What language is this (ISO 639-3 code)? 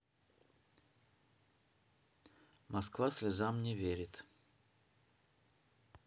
rus